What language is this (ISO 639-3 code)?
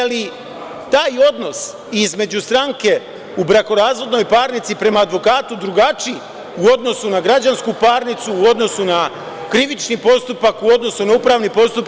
srp